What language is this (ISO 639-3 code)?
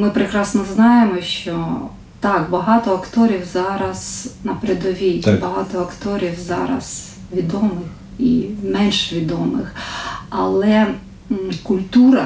ukr